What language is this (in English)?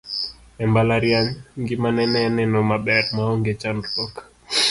Luo (Kenya and Tanzania)